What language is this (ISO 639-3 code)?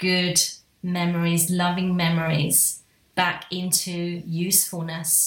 eng